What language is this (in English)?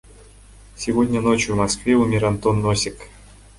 Kyrgyz